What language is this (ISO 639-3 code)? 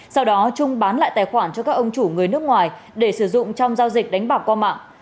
vie